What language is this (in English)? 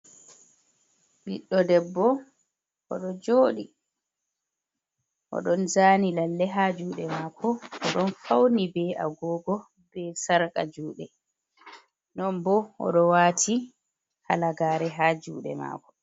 Fula